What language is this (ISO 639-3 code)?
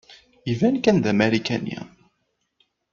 kab